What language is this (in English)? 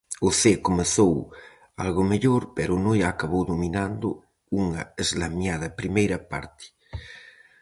Galician